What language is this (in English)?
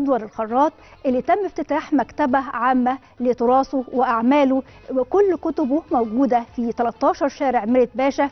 Arabic